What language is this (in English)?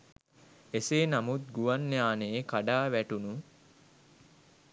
Sinhala